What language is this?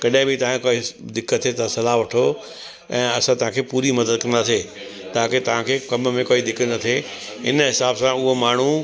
Sindhi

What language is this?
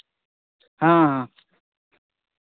Santali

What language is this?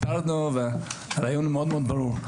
Hebrew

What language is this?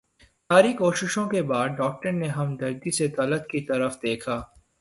Urdu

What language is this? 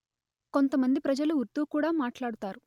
Telugu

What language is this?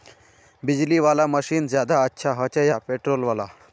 Magahi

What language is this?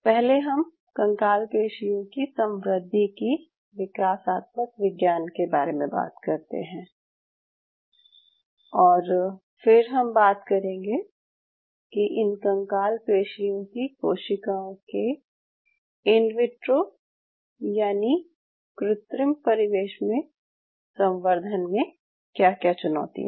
Hindi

